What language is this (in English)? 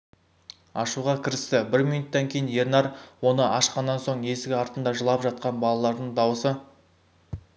Kazakh